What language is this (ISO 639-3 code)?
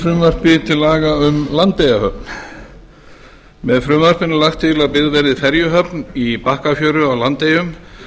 isl